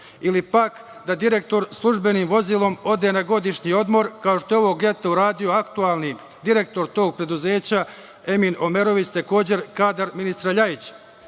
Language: Serbian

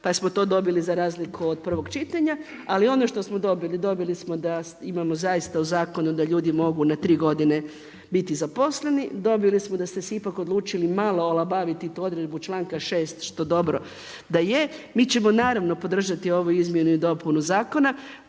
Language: Croatian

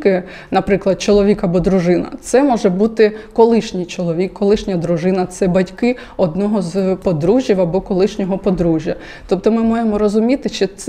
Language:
Ukrainian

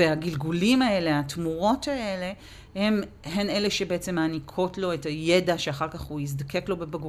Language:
Hebrew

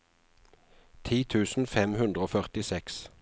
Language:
Norwegian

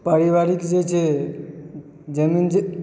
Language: Maithili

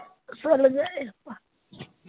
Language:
Tamil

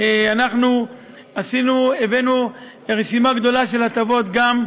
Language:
Hebrew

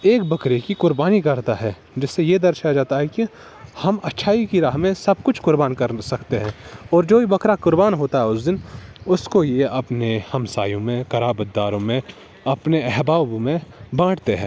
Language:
Urdu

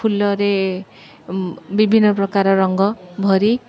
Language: Odia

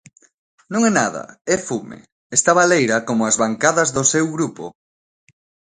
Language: Galician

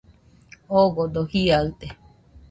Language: Nüpode Huitoto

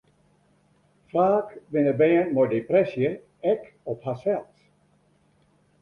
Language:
Western Frisian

